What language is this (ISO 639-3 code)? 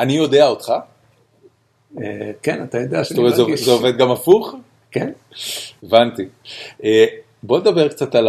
heb